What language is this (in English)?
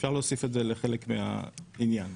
Hebrew